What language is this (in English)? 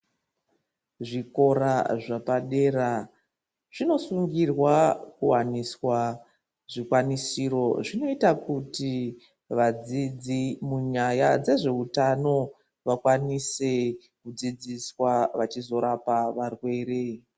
Ndau